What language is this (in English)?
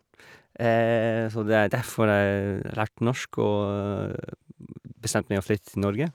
Norwegian